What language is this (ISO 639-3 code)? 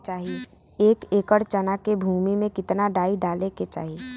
bho